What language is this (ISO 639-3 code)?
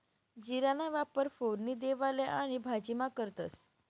mar